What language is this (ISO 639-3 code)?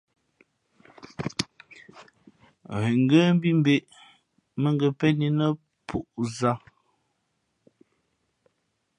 fmp